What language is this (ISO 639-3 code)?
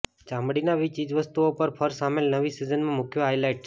guj